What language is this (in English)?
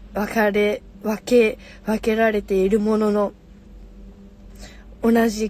Japanese